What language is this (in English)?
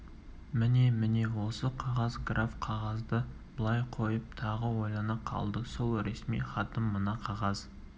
Kazakh